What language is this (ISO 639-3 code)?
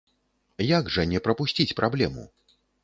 bel